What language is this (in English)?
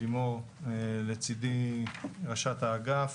Hebrew